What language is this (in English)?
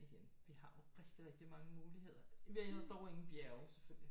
Danish